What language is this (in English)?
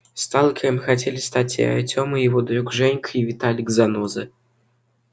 Russian